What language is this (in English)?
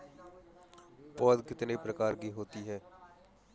Hindi